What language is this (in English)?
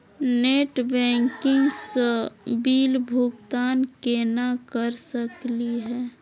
Magahi